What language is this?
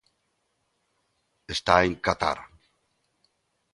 Galician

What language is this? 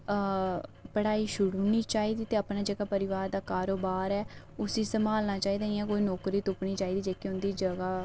Dogri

